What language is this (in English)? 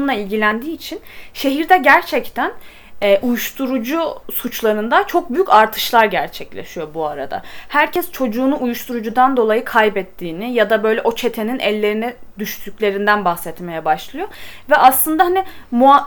Turkish